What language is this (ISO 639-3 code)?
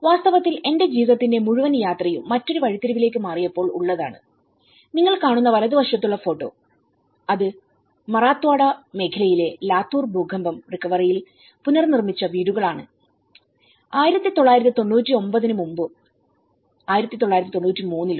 mal